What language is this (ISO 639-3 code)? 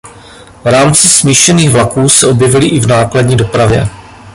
ces